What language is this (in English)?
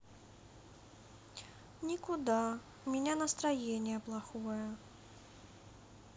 Russian